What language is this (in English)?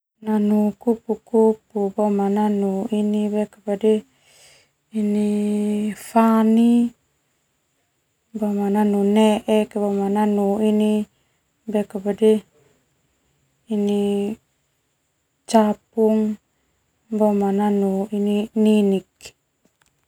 Termanu